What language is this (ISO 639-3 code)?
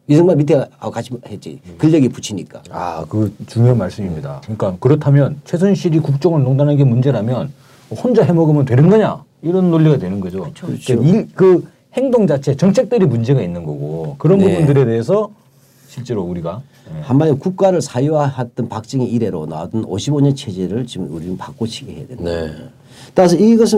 kor